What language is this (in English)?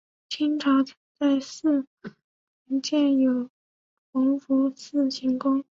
Chinese